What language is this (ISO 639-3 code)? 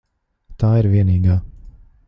lav